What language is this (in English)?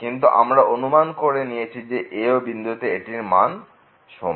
Bangla